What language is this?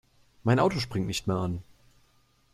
German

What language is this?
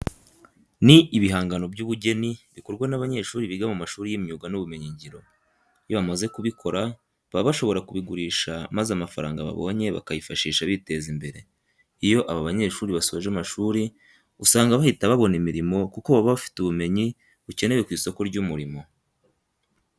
Kinyarwanda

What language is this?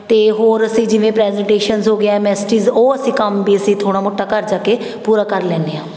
Punjabi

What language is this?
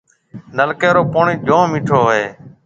Marwari (Pakistan)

